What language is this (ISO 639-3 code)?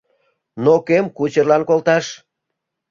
chm